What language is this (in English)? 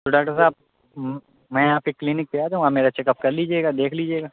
Urdu